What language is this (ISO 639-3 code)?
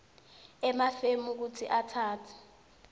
ssw